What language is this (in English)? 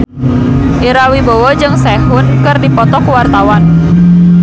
Sundanese